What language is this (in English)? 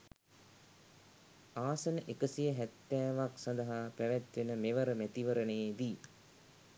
Sinhala